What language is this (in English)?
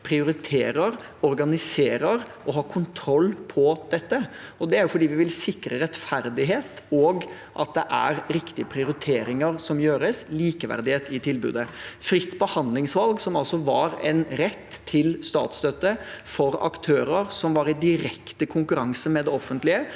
Norwegian